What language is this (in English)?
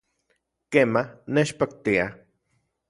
Central Puebla Nahuatl